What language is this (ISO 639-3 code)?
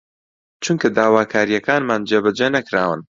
ckb